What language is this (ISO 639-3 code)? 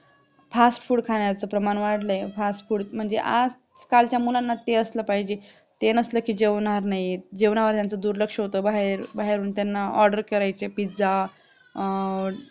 mar